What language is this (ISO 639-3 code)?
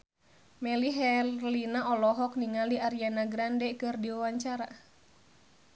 sun